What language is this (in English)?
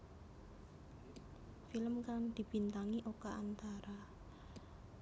Javanese